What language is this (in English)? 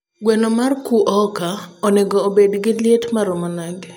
Luo (Kenya and Tanzania)